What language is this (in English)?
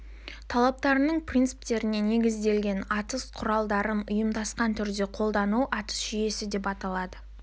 Kazakh